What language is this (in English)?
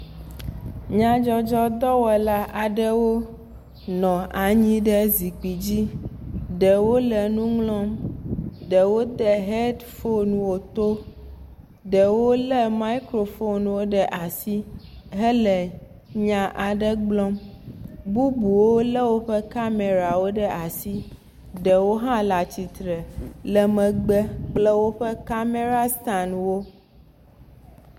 Ewe